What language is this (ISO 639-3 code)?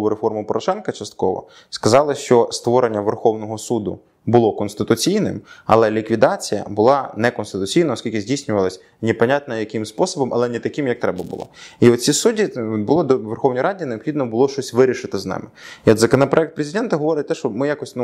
ukr